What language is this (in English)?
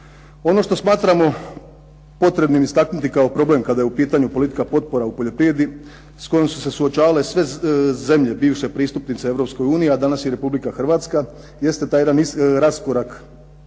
Croatian